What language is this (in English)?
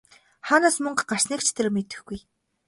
Mongolian